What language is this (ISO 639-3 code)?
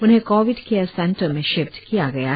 hin